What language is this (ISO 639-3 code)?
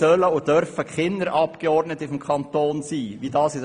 gsw